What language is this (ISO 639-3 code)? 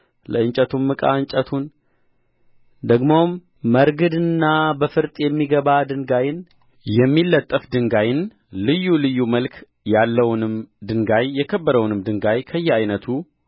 amh